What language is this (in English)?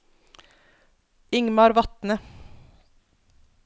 Norwegian